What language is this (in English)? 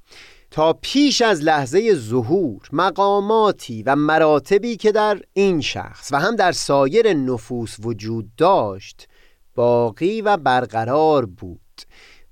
Persian